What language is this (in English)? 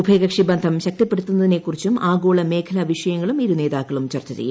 Malayalam